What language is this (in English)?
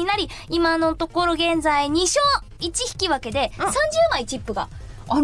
Japanese